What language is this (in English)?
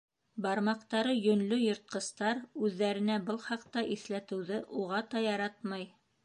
Bashkir